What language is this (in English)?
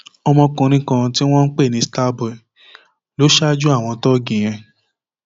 Yoruba